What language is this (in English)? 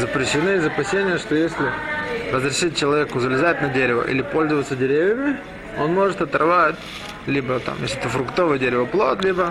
Russian